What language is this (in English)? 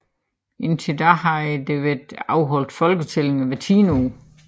Danish